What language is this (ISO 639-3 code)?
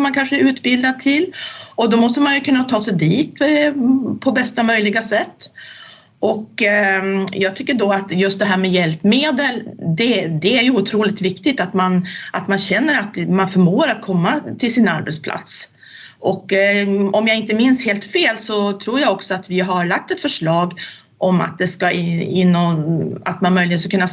swe